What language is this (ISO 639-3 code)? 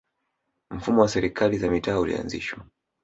swa